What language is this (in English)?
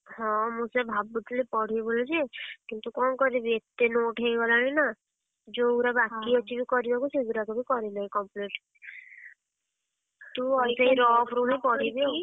Odia